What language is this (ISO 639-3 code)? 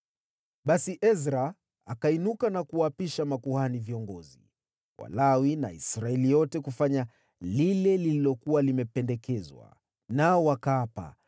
swa